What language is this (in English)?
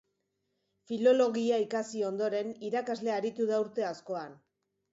Basque